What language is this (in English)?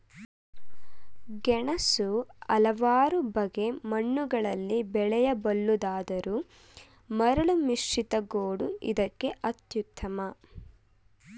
Kannada